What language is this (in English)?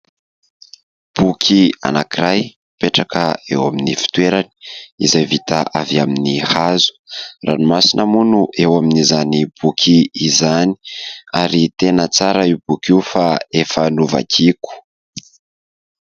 Malagasy